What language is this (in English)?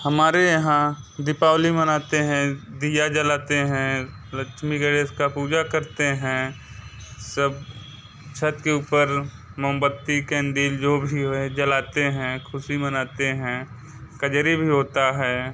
Hindi